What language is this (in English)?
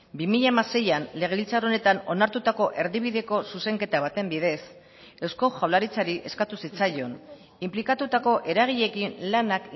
Basque